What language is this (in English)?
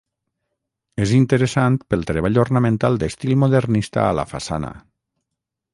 Catalan